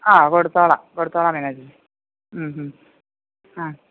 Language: Malayalam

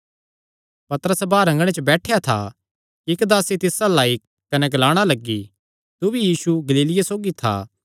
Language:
Kangri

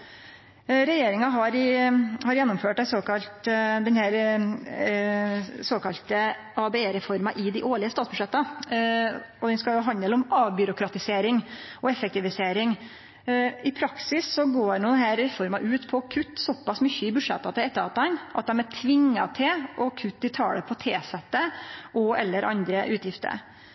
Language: Norwegian Nynorsk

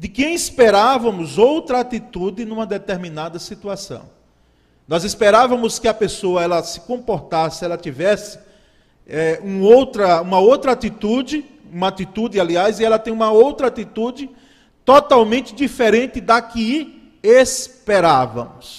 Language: Portuguese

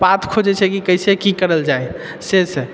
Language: Maithili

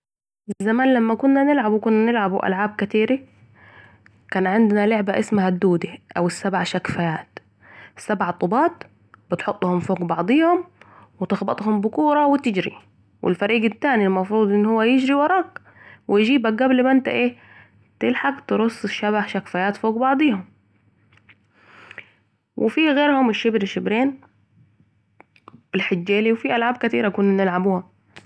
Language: Saidi Arabic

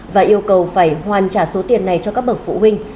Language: Vietnamese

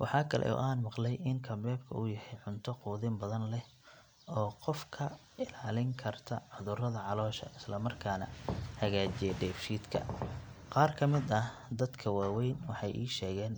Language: Somali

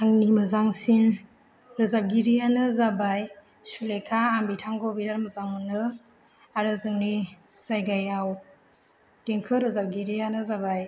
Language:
Bodo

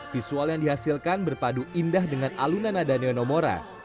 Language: Indonesian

